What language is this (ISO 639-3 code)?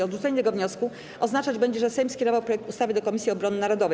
pol